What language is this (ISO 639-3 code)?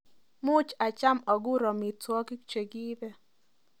kln